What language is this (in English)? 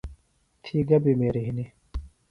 Phalura